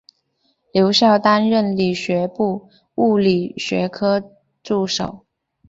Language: Chinese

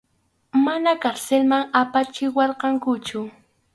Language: Arequipa-La Unión Quechua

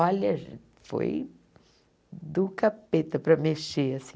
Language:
Portuguese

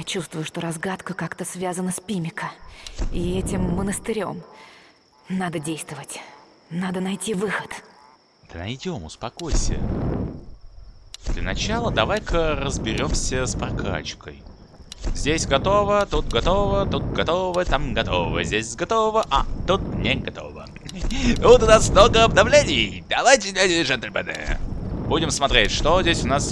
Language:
Russian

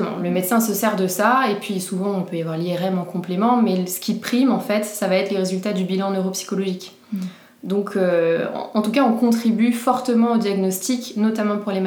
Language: French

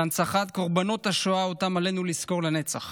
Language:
Hebrew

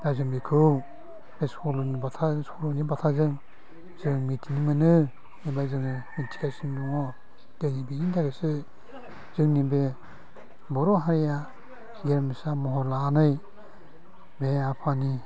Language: Bodo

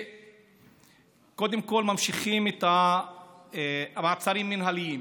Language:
Hebrew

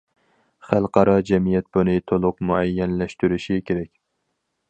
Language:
Uyghur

